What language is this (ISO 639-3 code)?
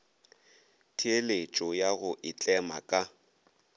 nso